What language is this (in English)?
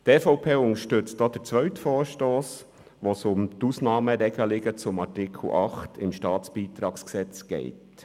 Swiss German